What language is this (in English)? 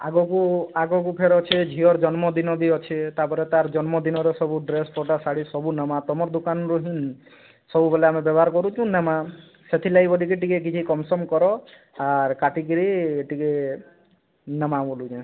Odia